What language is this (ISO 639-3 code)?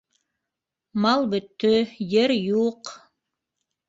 bak